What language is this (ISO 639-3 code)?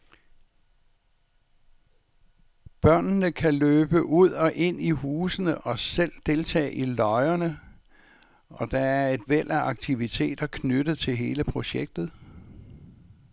dan